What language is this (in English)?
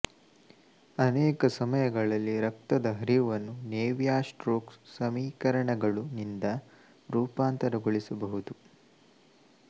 Kannada